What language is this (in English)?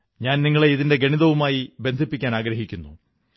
Malayalam